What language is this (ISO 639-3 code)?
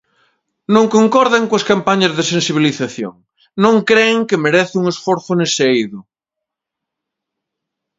glg